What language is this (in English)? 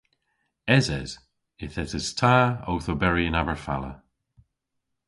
Cornish